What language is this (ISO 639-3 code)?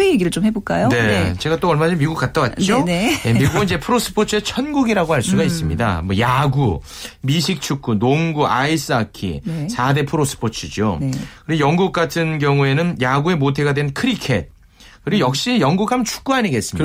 kor